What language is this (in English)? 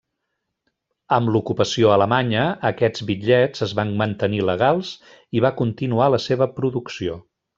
Catalan